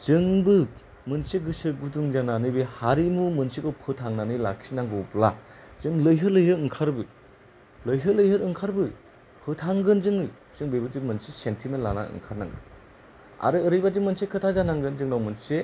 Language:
Bodo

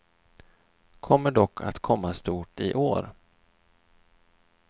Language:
Swedish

